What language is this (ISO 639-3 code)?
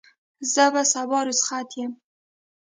pus